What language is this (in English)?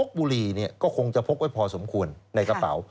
Thai